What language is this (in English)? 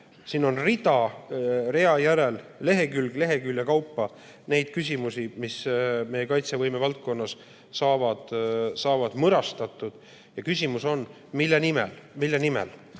Estonian